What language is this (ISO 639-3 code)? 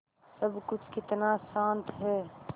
hin